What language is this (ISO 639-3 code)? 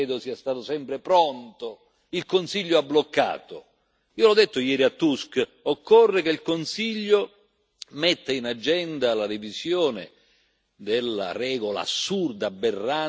ita